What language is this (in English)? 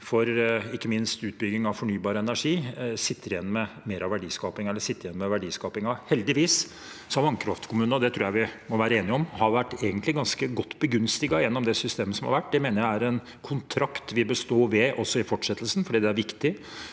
Norwegian